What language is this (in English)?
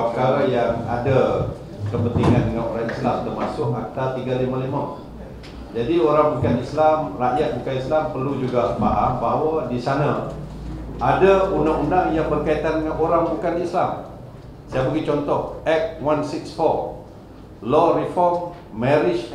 Malay